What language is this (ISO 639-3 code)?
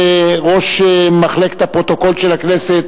heb